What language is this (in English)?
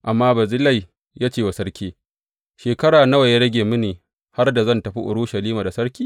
Hausa